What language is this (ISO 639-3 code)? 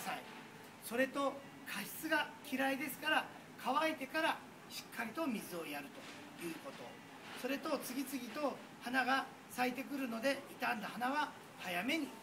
jpn